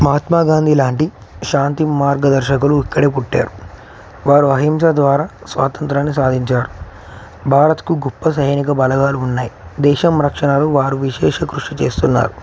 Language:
Telugu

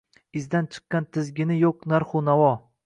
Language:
Uzbek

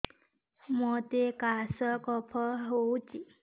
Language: Odia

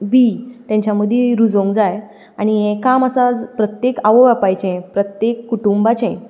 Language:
Konkani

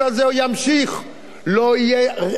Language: Hebrew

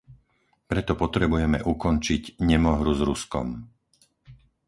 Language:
Slovak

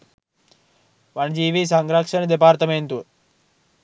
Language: Sinhala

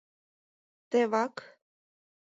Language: Mari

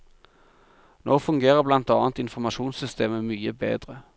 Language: Norwegian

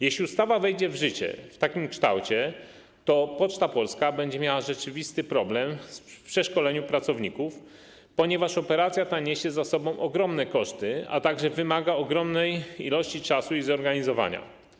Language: Polish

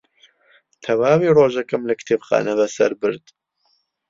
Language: Central Kurdish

